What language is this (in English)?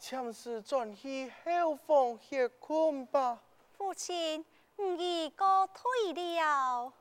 Chinese